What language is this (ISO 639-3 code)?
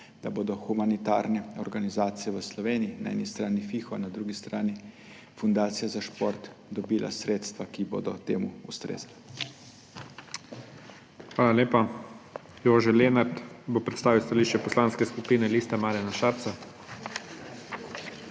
slv